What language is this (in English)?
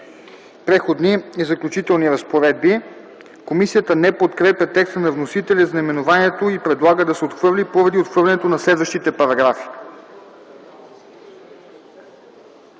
Bulgarian